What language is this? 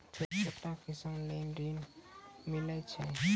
Maithili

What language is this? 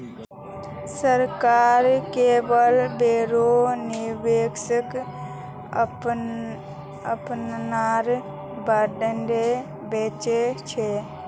Magahi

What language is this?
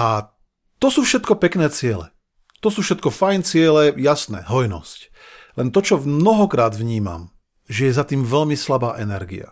Slovak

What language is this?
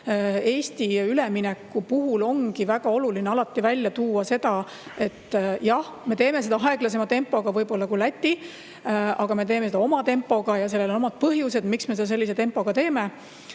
Estonian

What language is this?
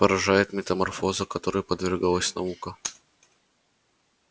Russian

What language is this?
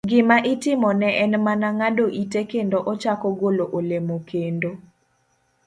Luo (Kenya and Tanzania)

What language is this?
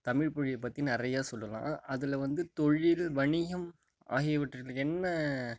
Tamil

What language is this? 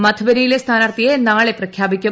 Malayalam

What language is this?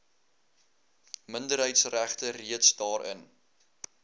Afrikaans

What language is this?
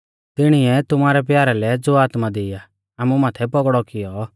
Mahasu Pahari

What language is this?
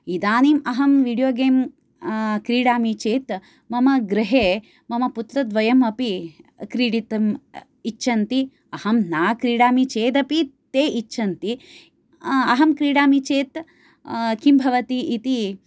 Sanskrit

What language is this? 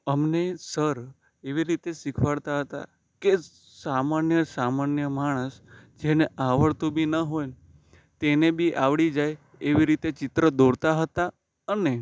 Gujarati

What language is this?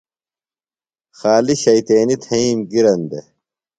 Phalura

